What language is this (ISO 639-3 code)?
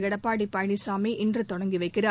tam